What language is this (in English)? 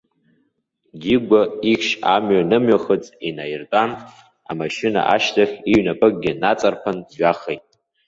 Abkhazian